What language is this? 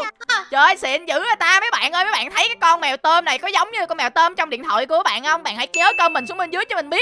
Vietnamese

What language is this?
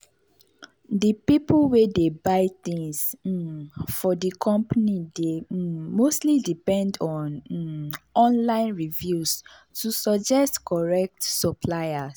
Nigerian Pidgin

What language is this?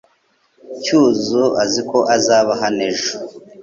Kinyarwanda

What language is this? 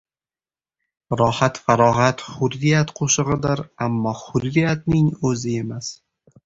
Uzbek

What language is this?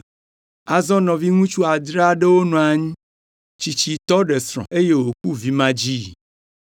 Ewe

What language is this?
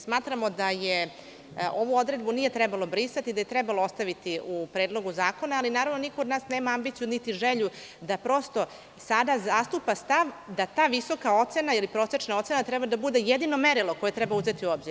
Serbian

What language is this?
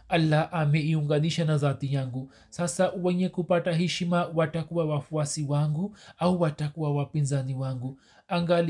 Swahili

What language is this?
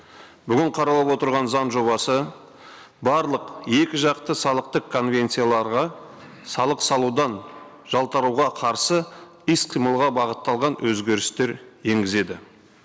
Kazakh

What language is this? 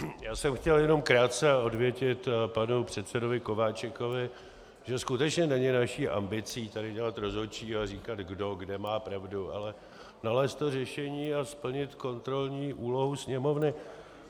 Czech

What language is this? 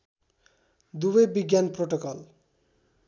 Nepali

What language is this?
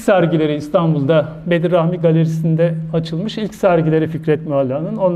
Turkish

